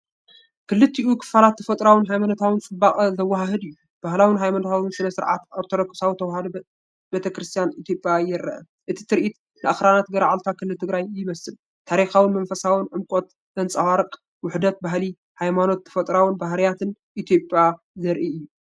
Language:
Tigrinya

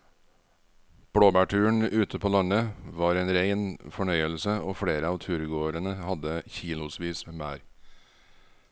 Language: Norwegian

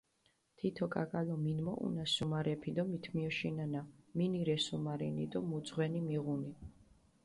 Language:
Mingrelian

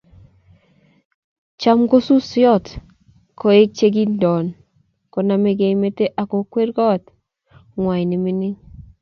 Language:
Kalenjin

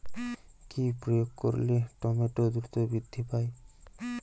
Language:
Bangla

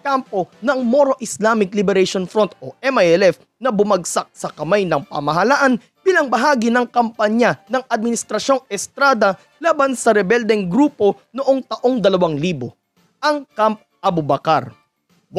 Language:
Filipino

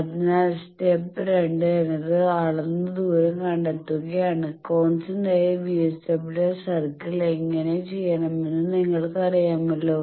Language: Malayalam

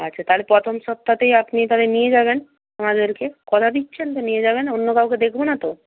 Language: Bangla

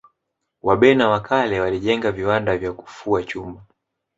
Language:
Swahili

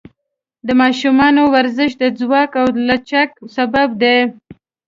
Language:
Pashto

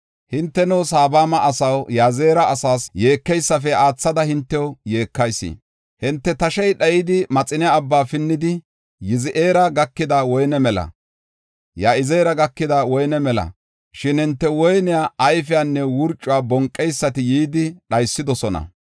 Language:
Gofa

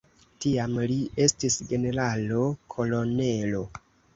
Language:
Esperanto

